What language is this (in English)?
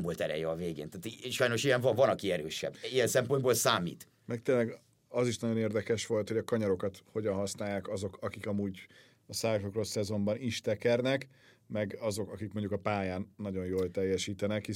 Hungarian